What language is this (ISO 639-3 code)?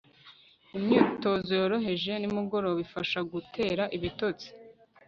kin